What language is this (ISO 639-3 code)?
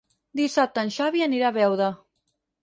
cat